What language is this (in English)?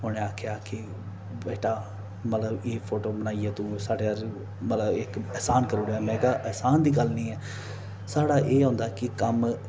Dogri